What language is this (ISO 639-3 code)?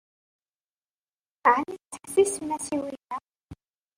kab